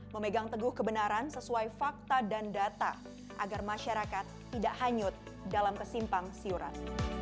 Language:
Indonesian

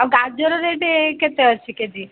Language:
Odia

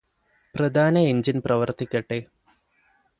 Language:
Malayalam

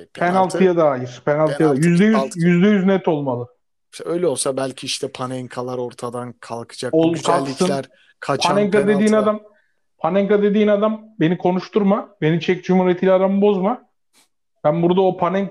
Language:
Turkish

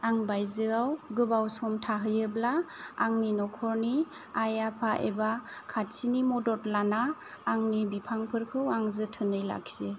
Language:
Bodo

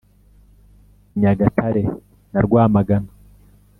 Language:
Kinyarwanda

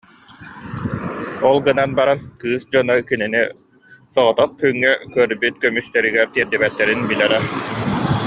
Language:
Yakut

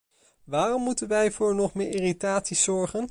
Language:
Dutch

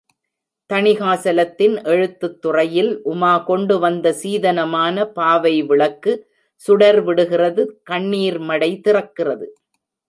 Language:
Tamil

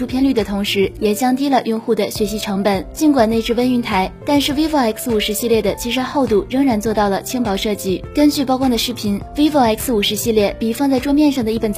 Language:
Chinese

